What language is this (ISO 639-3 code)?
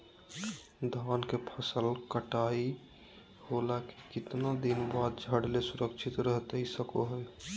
mag